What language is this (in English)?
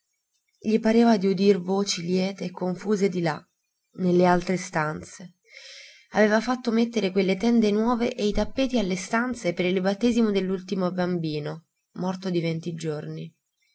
Italian